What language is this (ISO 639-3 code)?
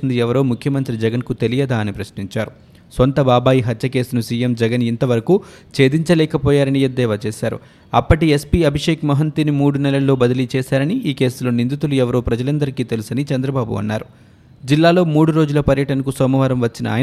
tel